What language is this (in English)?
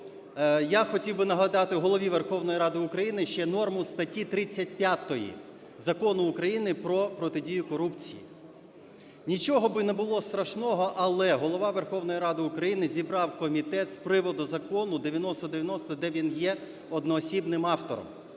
Ukrainian